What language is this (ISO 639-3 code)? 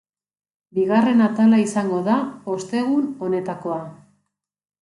eus